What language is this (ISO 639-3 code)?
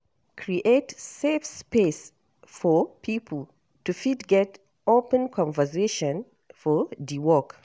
pcm